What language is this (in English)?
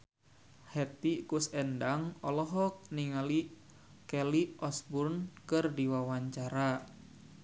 Sundanese